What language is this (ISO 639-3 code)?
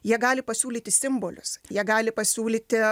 lit